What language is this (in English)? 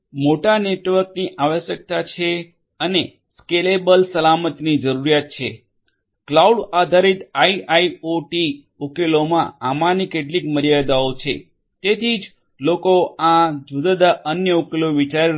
Gujarati